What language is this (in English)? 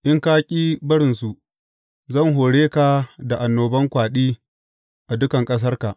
Hausa